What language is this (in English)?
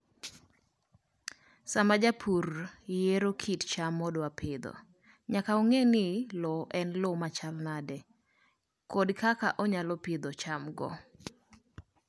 Luo (Kenya and Tanzania)